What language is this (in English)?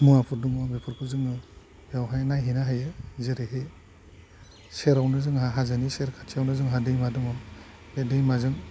Bodo